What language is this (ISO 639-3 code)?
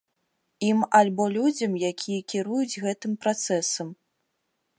bel